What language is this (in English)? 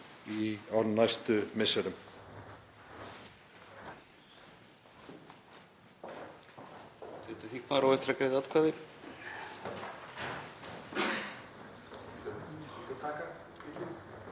Icelandic